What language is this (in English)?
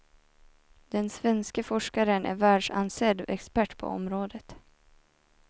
Swedish